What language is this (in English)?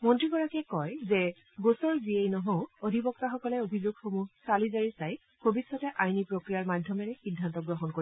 Assamese